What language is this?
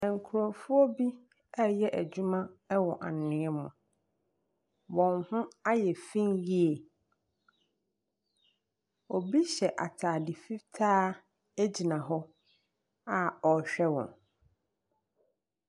Akan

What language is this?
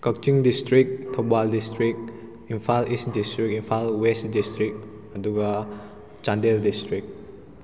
Manipuri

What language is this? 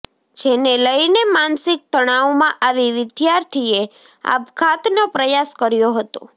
Gujarati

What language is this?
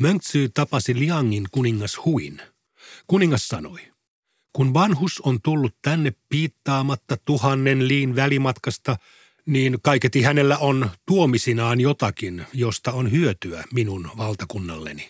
Finnish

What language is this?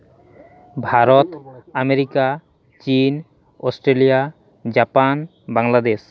Santali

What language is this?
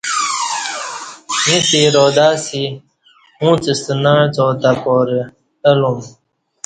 Kati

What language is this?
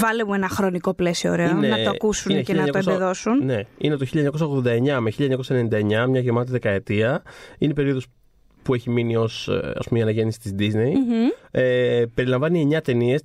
Greek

